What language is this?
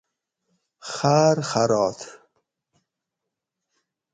Gawri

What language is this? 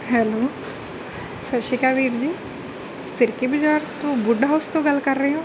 Punjabi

